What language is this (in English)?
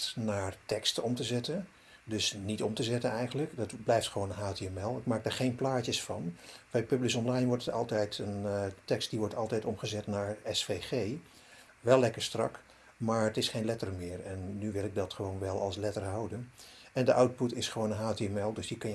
Dutch